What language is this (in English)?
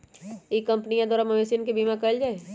Magahi